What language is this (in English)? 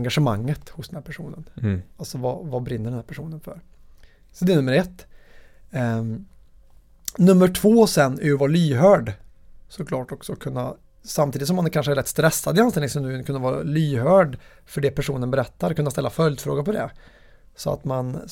Swedish